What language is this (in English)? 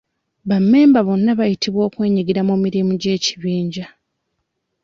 Ganda